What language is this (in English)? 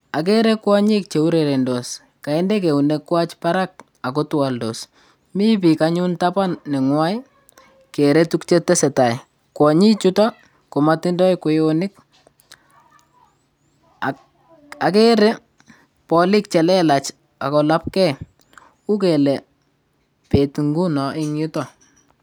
Kalenjin